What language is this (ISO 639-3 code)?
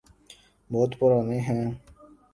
urd